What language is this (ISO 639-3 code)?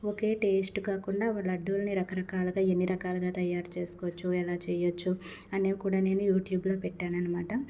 tel